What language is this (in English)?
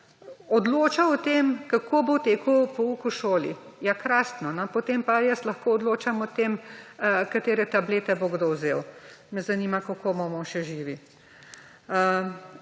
Slovenian